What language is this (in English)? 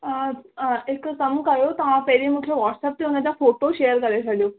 Sindhi